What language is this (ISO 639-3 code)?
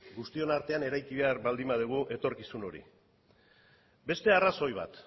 eus